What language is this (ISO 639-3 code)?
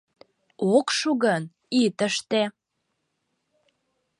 chm